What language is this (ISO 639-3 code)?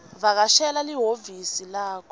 ssw